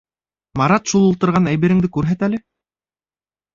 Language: Bashkir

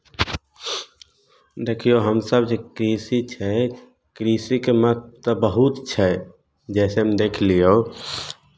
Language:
Maithili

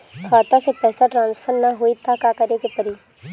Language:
Bhojpuri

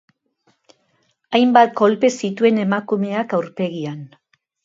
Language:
Basque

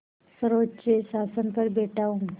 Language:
Hindi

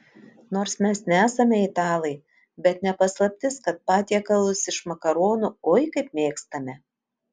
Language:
Lithuanian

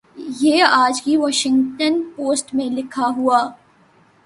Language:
Urdu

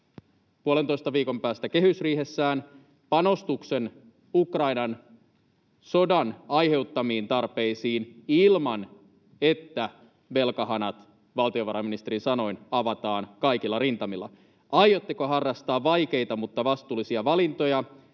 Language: Finnish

